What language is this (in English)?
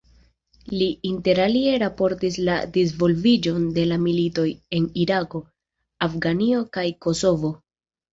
Esperanto